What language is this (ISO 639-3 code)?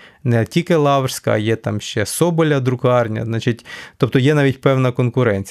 ukr